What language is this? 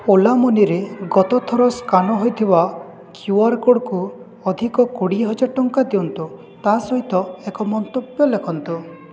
Odia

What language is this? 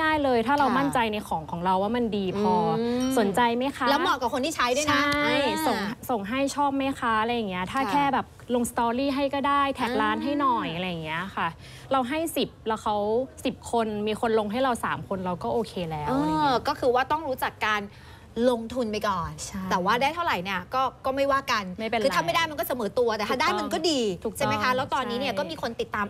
Thai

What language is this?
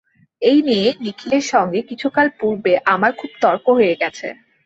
Bangla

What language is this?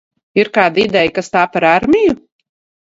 Latvian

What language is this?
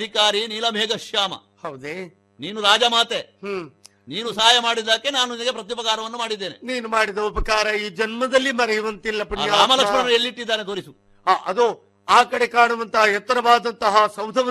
Kannada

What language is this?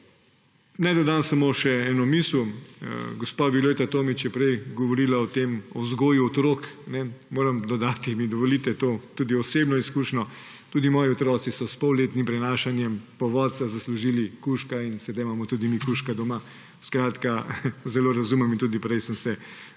Slovenian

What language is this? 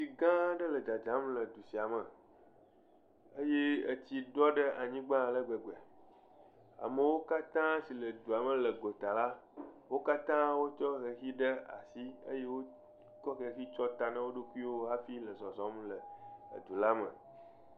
Ewe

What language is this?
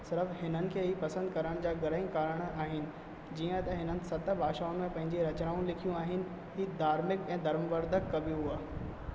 Sindhi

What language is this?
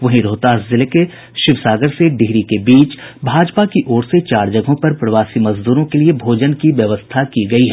Hindi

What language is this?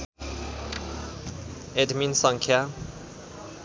Nepali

